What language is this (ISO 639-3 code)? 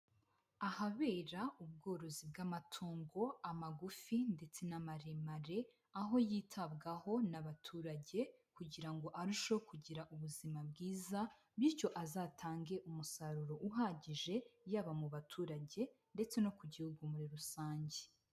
kin